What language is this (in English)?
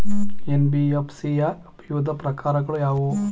Kannada